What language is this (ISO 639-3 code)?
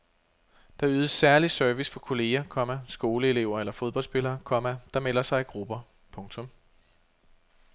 dan